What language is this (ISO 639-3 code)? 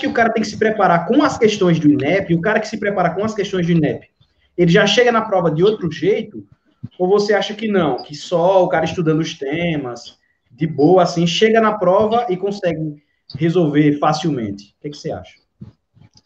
por